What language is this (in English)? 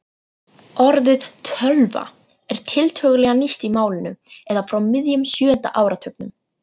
Icelandic